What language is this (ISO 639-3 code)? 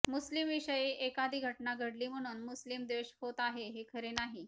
mar